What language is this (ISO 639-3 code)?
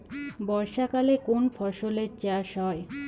ben